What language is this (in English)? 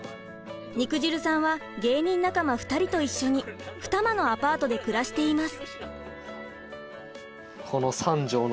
Japanese